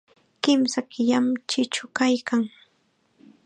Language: Chiquián Ancash Quechua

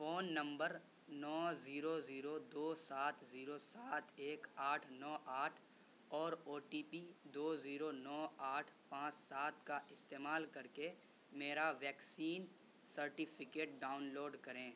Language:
Urdu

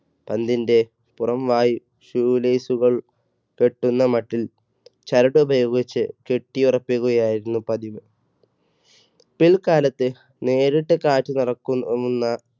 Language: Malayalam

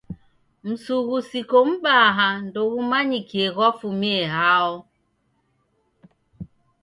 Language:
Taita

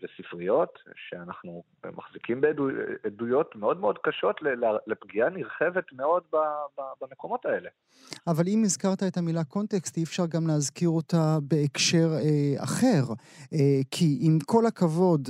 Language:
Hebrew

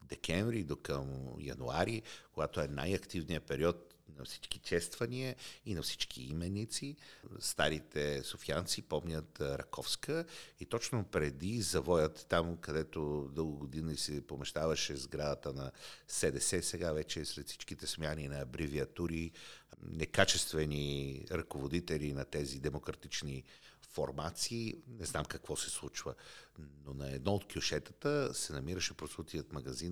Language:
Bulgarian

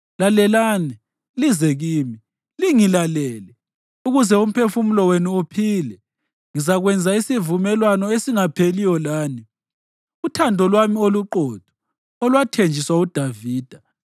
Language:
North Ndebele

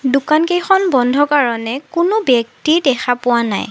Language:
Assamese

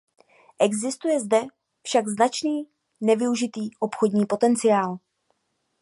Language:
Czech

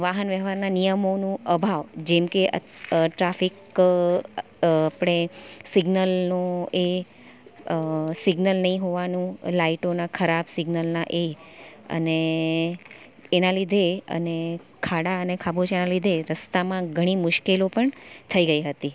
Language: Gujarati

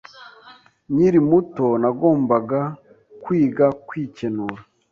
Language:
Kinyarwanda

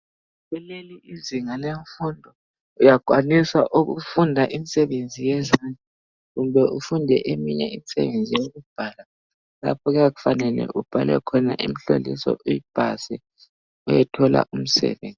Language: North Ndebele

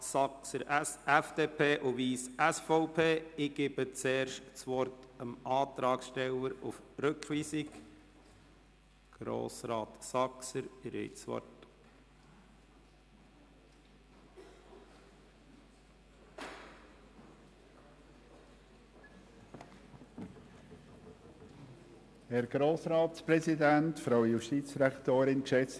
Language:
Swiss German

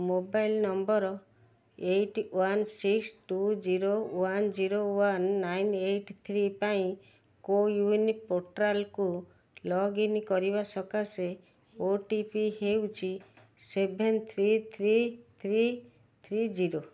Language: Odia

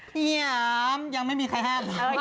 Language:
Thai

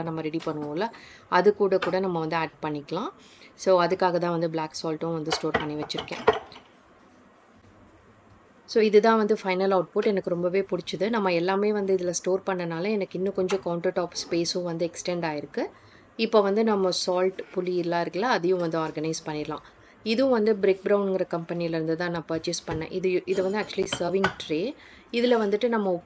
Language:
Tamil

